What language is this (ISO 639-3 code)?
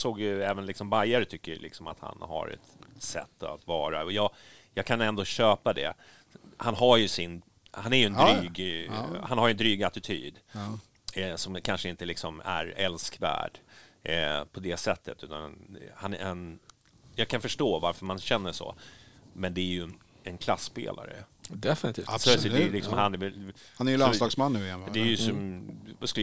swe